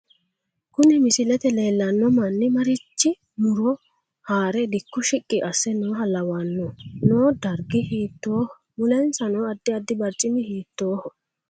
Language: Sidamo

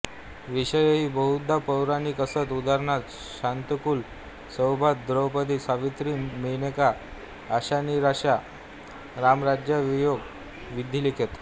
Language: Marathi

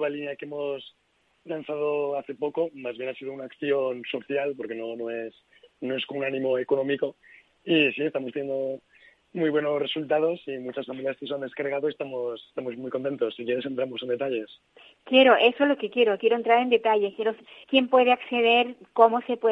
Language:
Spanish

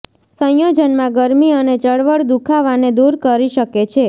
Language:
Gujarati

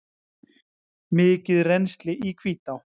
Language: Icelandic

